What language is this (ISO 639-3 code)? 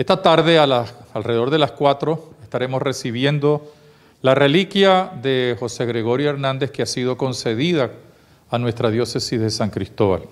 spa